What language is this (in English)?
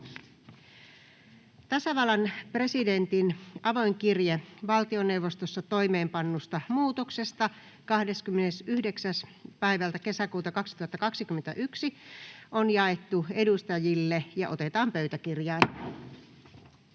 Finnish